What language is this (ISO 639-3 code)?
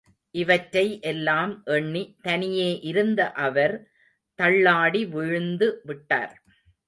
tam